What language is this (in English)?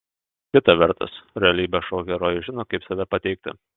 Lithuanian